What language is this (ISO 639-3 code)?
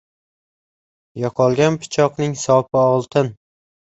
uzb